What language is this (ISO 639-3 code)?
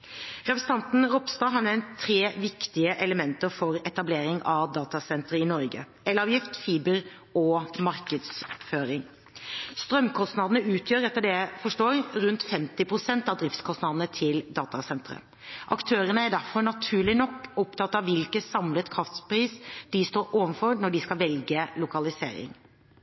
nob